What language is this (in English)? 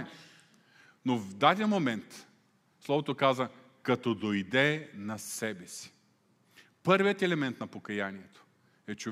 Bulgarian